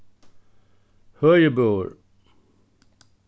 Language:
Faroese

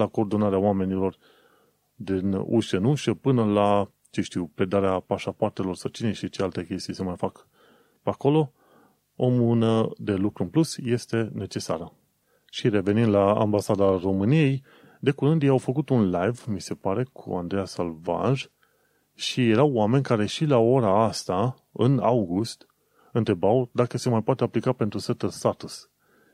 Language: Romanian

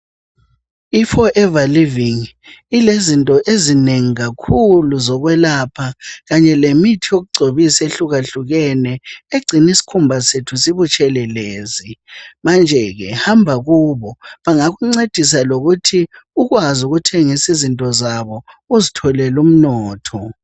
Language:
North Ndebele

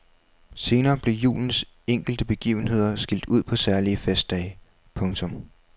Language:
Danish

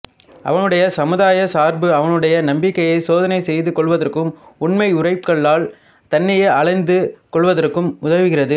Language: Tamil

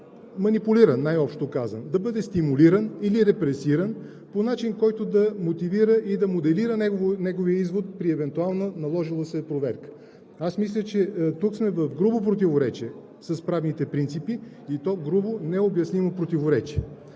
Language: Bulgarian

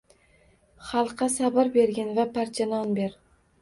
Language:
Uzbek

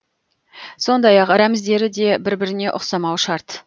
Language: Kazakh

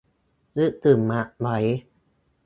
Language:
Thai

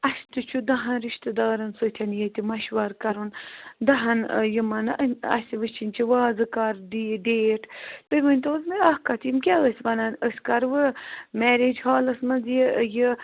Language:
Kashmiri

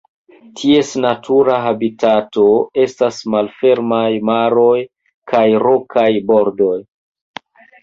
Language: Esperanto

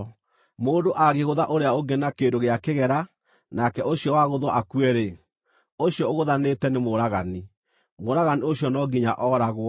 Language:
Kikuyu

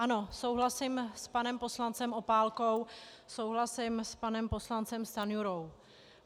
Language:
Czech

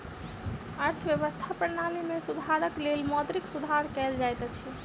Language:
Maithili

